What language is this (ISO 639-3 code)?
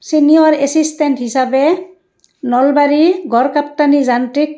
asm